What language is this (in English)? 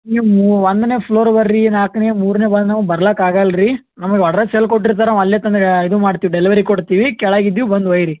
Kannada